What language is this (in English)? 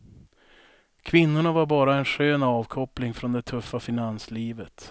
Swedish